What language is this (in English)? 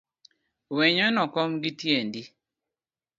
Luo (Kenya and Tanzania)